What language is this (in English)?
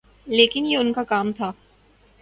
Urdu